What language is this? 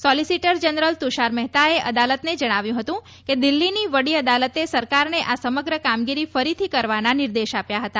Gujarati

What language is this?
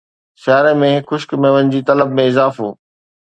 Sindhi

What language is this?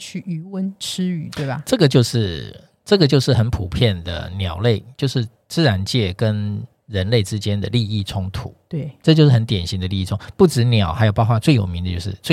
Chinese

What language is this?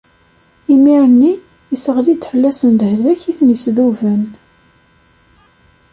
Kabyle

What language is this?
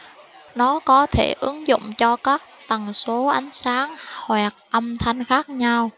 Vietnamese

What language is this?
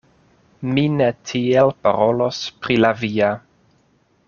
Esperanto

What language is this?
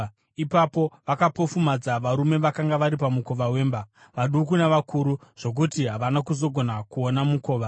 Shona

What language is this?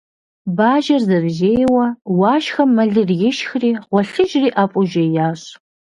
Kabardian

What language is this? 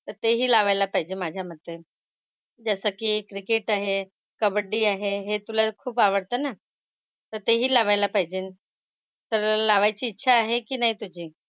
Marathi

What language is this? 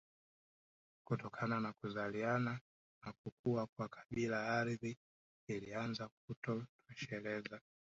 Swahili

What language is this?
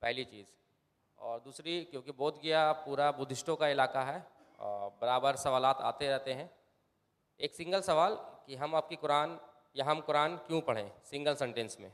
Urdu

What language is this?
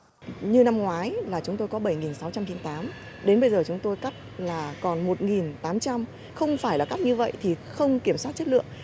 Vietnamese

